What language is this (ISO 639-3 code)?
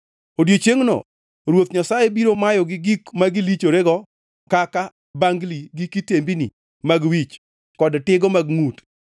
luo